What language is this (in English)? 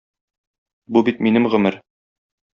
Tatar